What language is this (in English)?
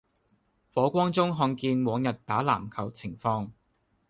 Cantonese